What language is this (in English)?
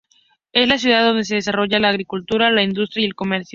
Spanish